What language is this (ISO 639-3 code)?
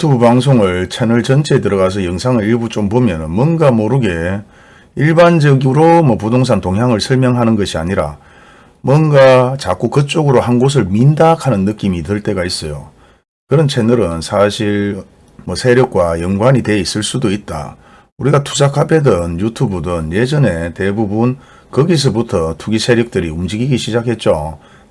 kor